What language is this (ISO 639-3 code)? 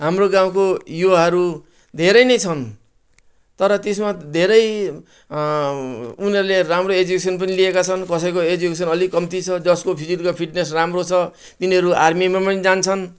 nep